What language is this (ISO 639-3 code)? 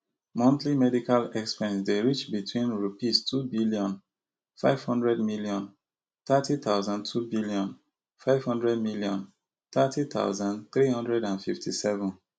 pcm